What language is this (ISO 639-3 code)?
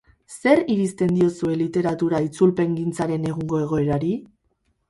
eus